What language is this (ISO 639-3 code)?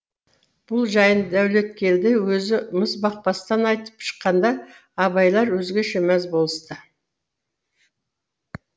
kaz